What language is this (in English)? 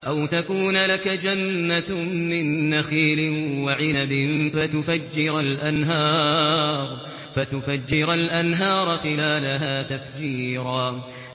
Arabic